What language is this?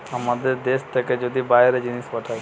Bangla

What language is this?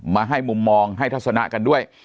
Thai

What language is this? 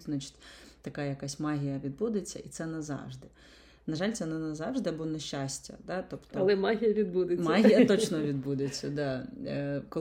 Ukrainian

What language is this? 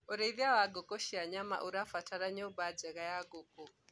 Kikuyu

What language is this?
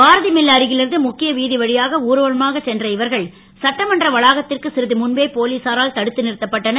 Tamil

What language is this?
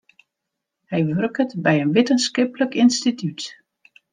Western Frisian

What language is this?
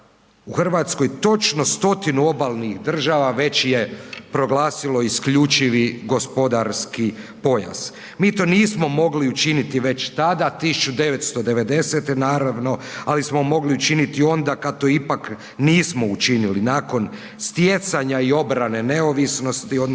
Croatian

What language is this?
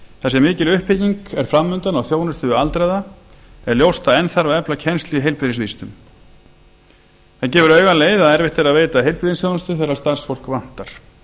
Icelandic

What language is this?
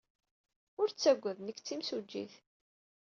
Kabyle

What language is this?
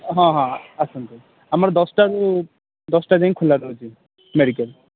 Odia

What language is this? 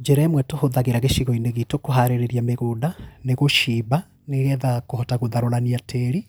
Kikuyu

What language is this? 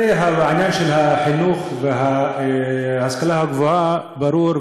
Hebrew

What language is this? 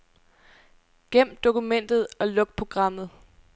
Danish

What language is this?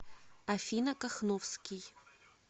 Russian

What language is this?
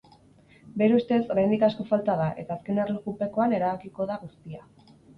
Basque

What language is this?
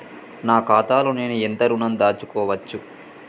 Telugu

